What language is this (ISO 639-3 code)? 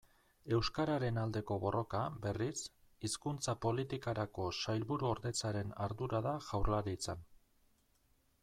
eus